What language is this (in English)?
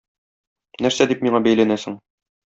Tatar